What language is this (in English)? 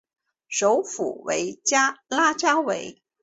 Chinese